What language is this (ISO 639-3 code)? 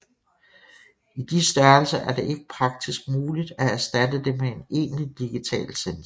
dan